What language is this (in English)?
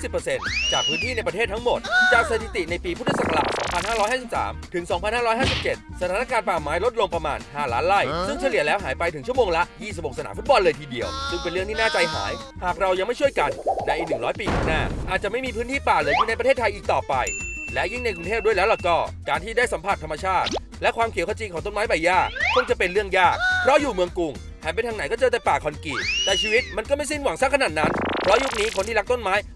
Thai